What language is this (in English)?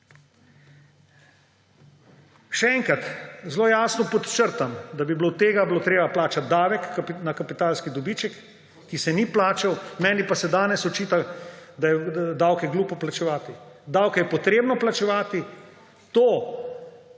Slovenian